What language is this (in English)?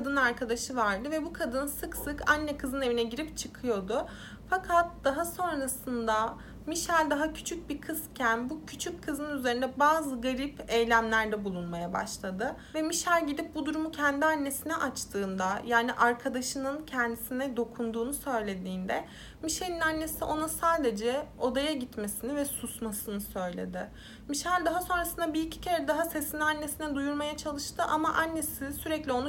Turkish